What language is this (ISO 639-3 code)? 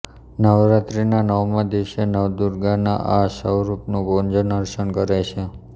guj